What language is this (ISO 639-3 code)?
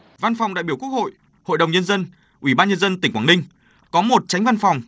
vie